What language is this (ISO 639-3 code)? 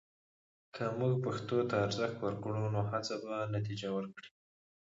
pus